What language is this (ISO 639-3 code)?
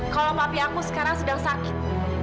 ind